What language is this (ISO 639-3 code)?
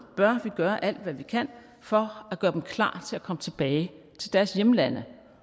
dan